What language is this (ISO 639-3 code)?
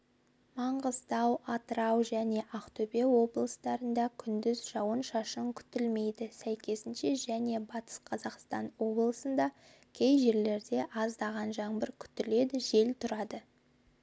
kaz